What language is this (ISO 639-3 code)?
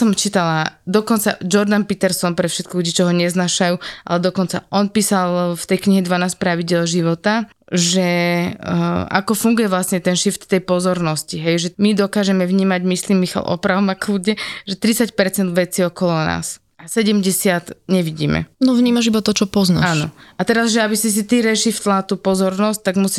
slk